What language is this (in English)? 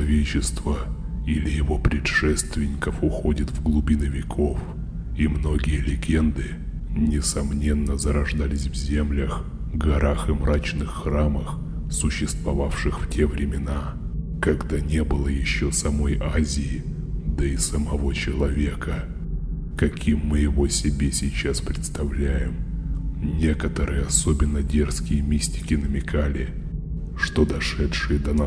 Russian